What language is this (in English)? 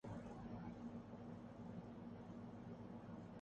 Urdu